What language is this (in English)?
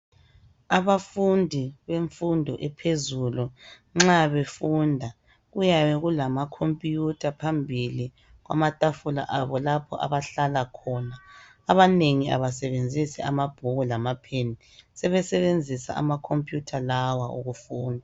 North Ndebele